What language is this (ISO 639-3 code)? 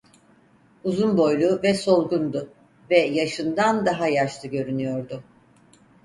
tur